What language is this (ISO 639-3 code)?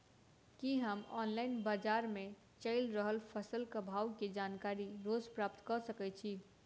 mai